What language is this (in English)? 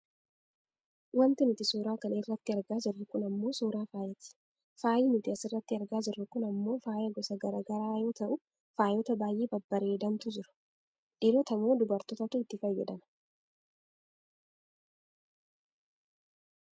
Oromo